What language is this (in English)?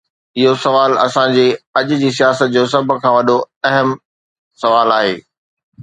Sindhi